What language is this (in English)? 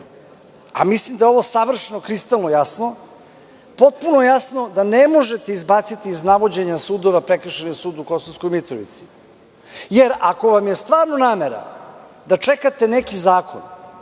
Serbian